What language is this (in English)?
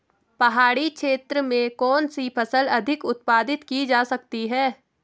Hindi